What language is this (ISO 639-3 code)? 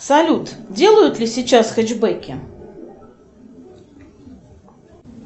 rus